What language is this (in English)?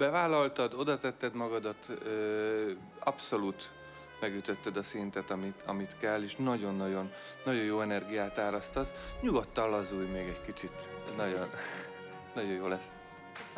Hungarian